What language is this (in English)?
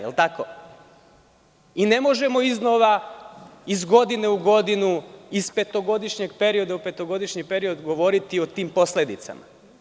Serbian